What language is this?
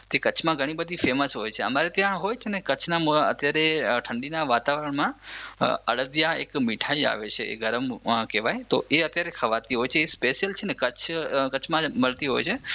Gujarati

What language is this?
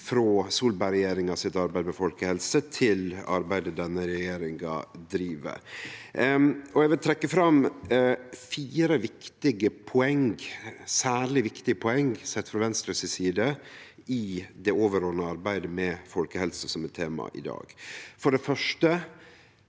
Norwegian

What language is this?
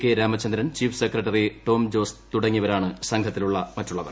Malayalam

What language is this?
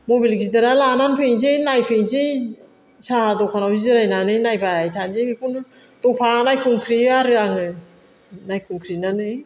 Bodo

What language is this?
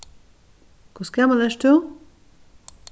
Faroese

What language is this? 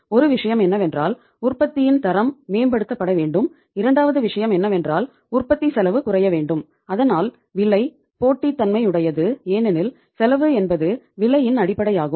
Tamil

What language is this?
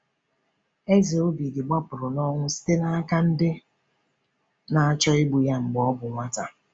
Igbo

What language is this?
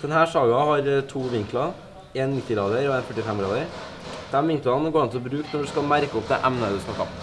Norwegian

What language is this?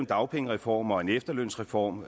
Danish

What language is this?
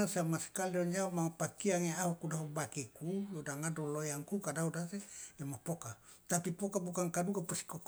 Loloda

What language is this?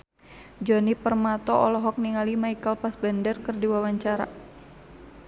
Sundanese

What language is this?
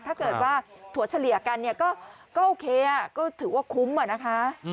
Thai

